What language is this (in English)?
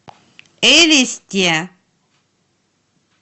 Russian